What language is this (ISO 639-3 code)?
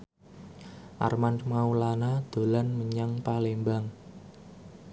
jav